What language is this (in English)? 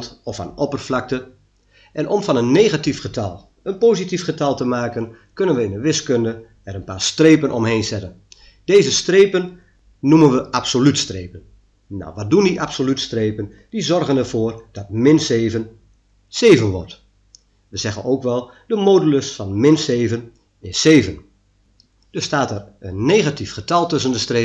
Dutch